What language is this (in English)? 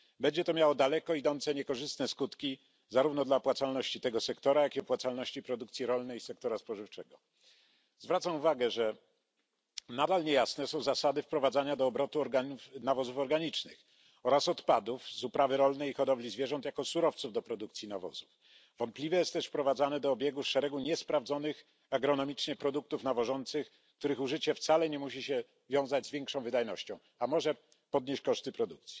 Polish